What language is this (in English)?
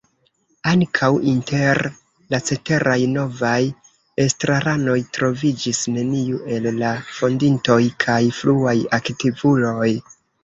Esperanto